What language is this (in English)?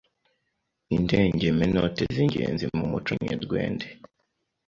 Kinyarwanda